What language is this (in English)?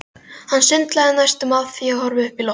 Icelandic